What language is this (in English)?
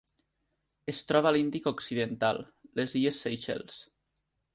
Catalan